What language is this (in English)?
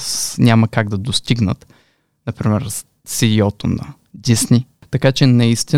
Bulgarian